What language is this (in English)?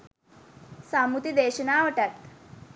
Sinhala